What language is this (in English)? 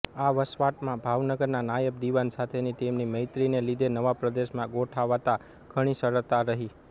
Gujarati